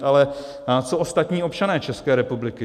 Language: Czech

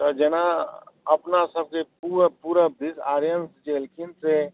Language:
Maithili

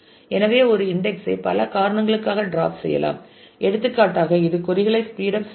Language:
Tamil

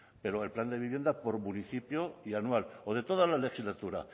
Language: Spanish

